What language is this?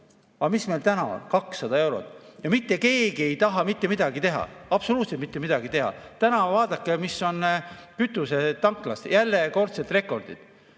Estonian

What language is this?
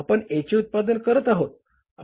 Marathi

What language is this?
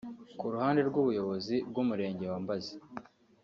Kinyarwanda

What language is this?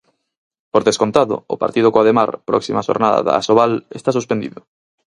Galician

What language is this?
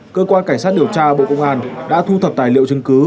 Vietnamese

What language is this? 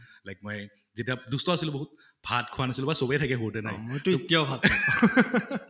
Assamese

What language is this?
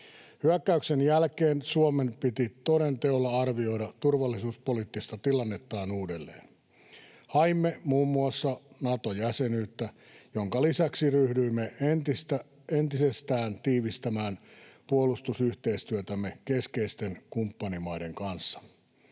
Finnish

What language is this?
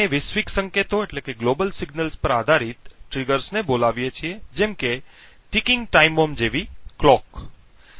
Gujarati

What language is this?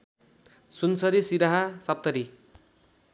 Nepali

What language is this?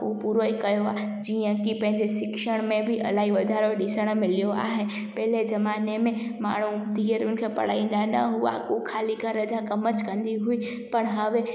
Sindhi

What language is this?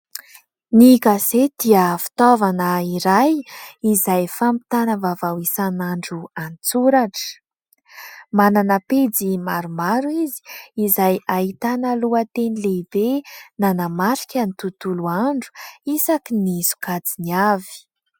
Malagasy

